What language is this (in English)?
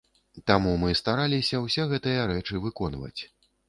Belarusian